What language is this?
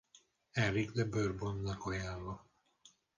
Hungarian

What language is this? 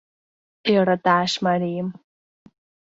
Mari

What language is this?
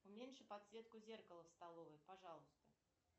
Russian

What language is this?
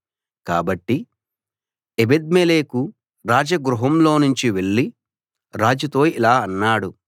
Telugu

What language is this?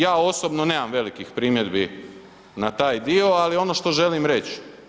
Croatian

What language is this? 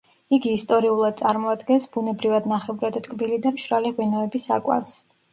Georgian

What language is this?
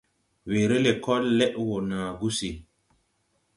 Tupuri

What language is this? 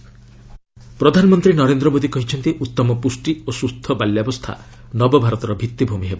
Odia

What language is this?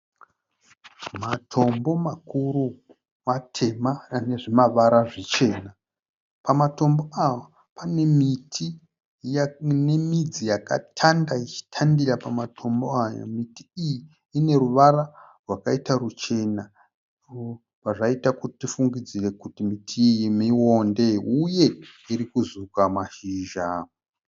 Shona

